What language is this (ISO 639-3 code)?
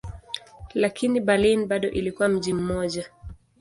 swa